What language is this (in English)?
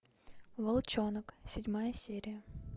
Russian